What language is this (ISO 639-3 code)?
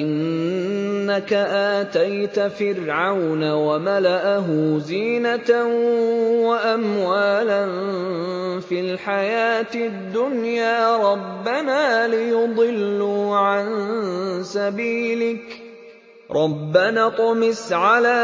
ara